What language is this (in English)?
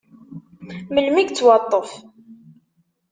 Kabyle